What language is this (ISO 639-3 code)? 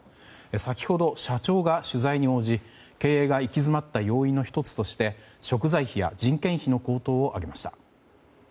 jpn